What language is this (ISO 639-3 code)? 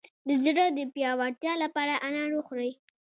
pus